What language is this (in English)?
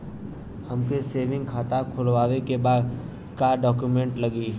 Bhojpuri